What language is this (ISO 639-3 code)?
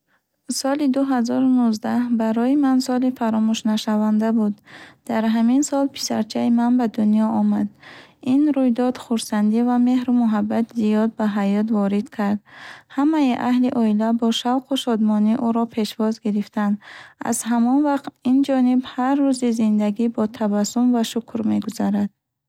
bhh